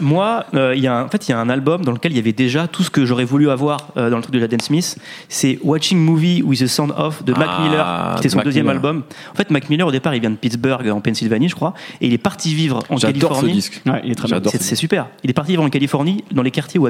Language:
French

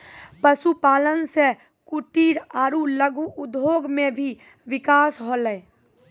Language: Maithili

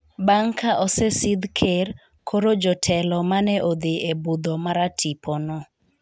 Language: Luo (Kenya and Tanzania)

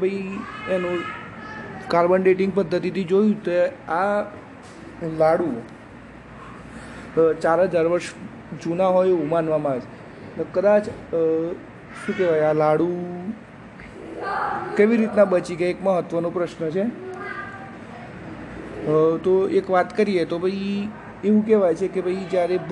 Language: Gujarati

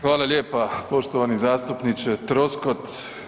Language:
Croatian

